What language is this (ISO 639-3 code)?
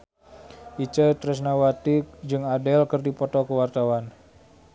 sun